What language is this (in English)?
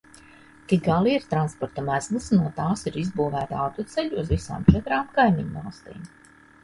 Latvian